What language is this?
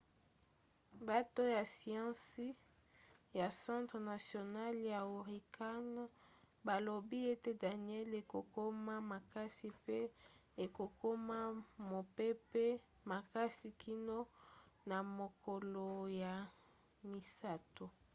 Lingala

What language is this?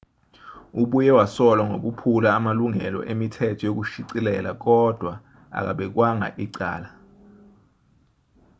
Zulu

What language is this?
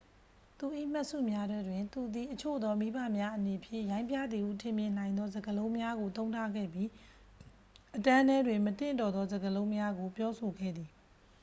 Burmese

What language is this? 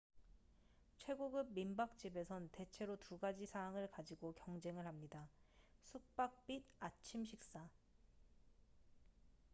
Korean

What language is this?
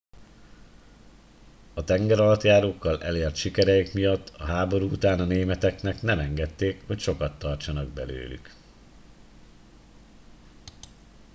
Hungarian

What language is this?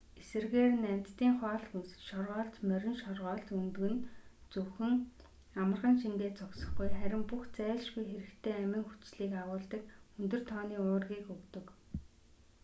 Mongolian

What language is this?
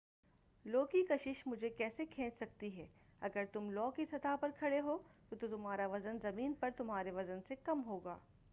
Urdu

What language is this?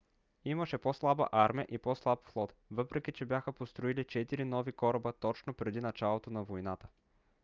Bulgarian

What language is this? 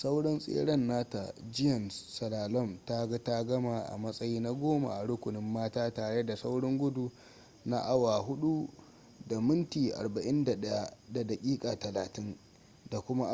Hausa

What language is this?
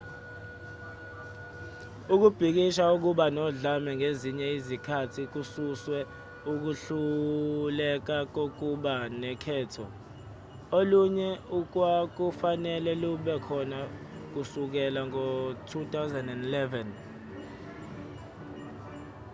Zulu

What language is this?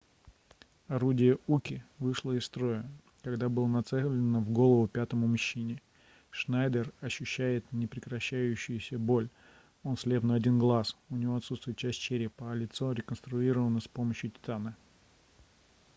Russian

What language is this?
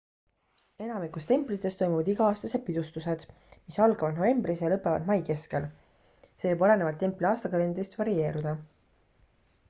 Estonian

